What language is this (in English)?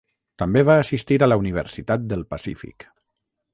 Catalan